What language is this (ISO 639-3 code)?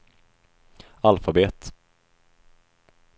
swe